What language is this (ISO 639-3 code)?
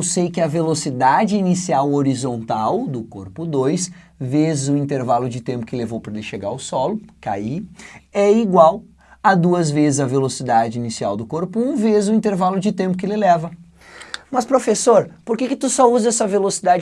por